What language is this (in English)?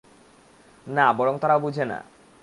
Bangla